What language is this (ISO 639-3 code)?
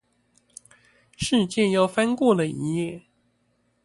zho